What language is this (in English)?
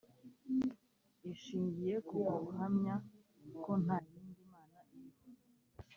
Kinyarwanda